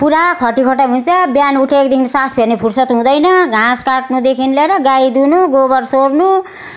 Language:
Nepali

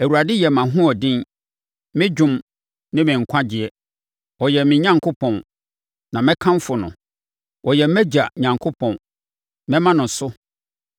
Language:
Akan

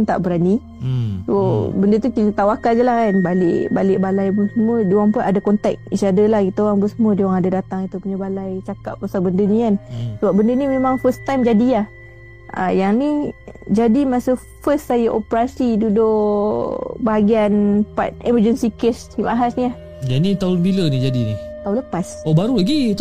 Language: Malay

